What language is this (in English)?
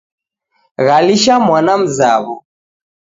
Taita